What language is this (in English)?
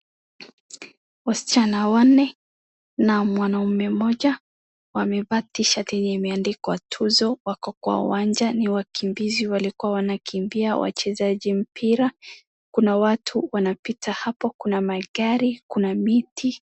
Swahili